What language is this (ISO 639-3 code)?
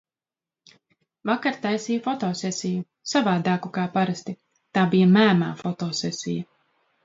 lav